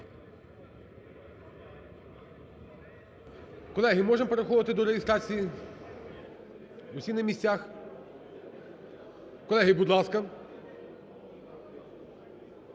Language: Ukrainian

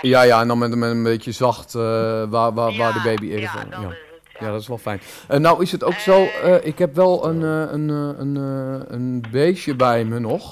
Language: Dutch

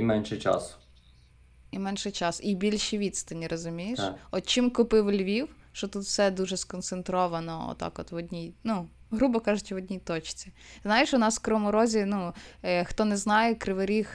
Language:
Ukrainian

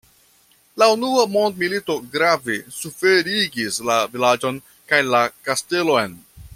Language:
Esperanto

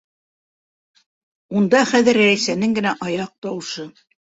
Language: Bashkir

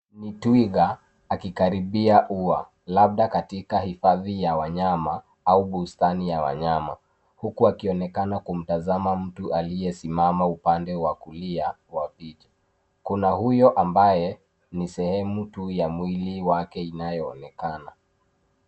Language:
Swahili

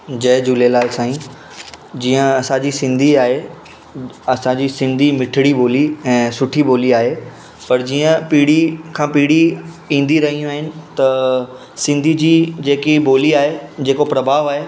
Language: Sindhi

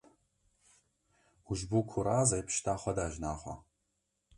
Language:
Kurdish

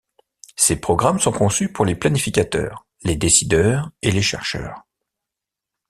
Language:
French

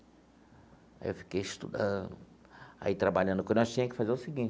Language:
Portuguese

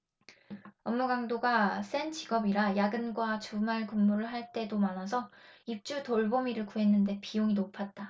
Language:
Korean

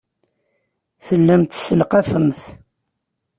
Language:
Kabyle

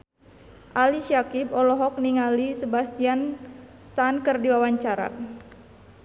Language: Sundanese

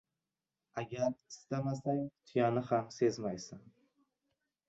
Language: Uzbek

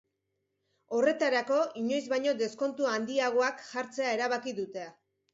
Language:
Basque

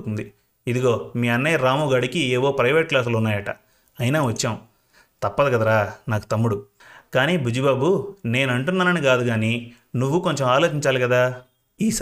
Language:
Telugu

